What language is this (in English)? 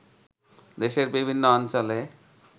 Bangla